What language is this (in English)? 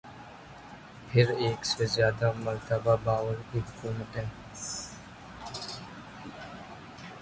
Urdu